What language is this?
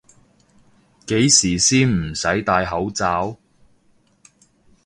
Cantonese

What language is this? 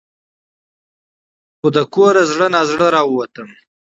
Pashto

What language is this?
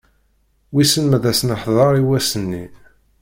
Kabyle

